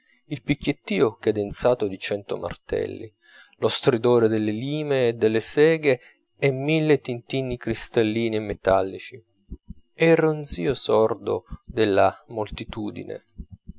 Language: Italian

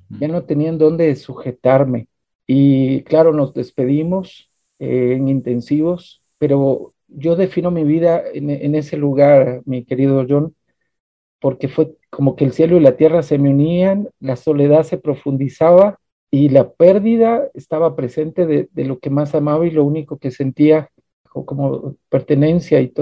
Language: Spanish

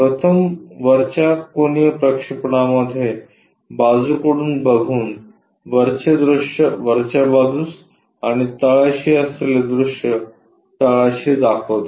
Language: Marathi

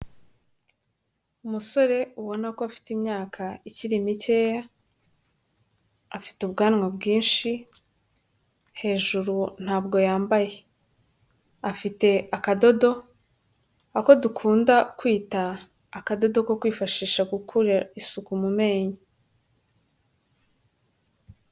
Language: Kinyarwanda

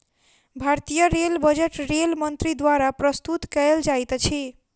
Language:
Maithili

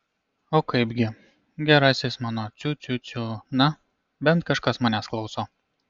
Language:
Lithuanian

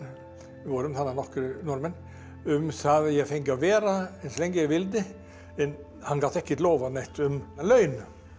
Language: Icelandic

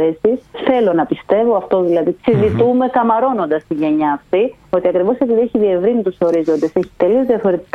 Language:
Greek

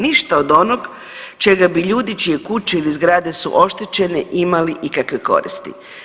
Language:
Croatian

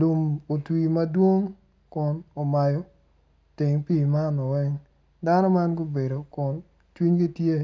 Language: Acoli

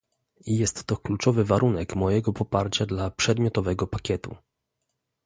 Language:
Polish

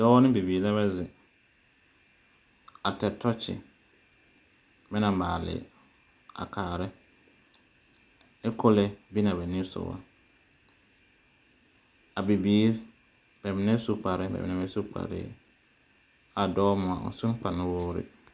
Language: Southern Dagaare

